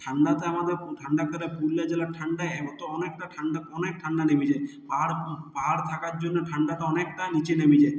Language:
Bangla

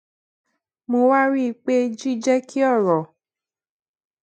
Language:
Yoruba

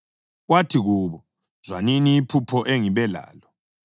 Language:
North Ndebele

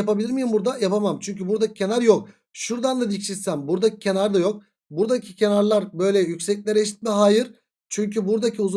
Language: Turkish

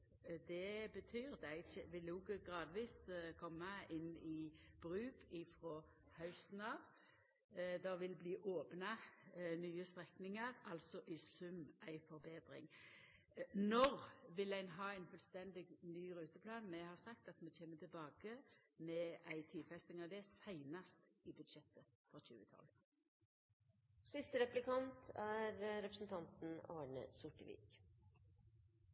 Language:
Norwegian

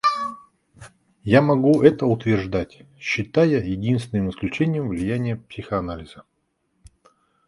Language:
Russian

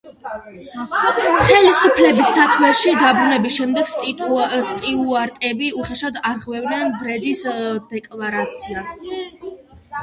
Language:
Georgian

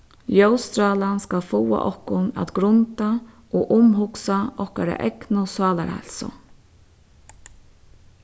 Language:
Faroese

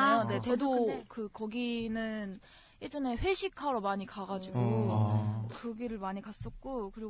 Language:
Korean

